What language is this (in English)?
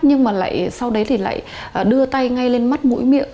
Vietnamese